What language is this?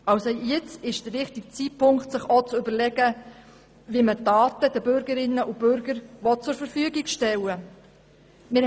Swiss German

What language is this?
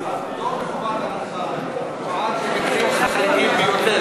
Hebrew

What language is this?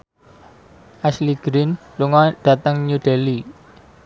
Javanese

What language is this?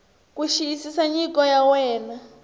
Tsonga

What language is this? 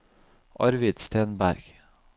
Norwegian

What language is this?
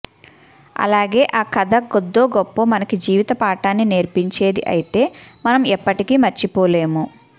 Telugu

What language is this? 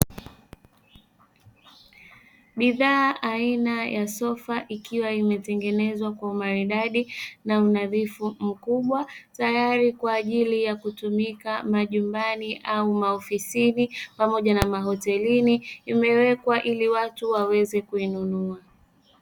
Swahili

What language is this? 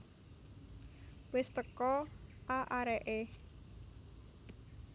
Javanese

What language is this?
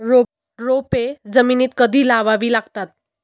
Marathi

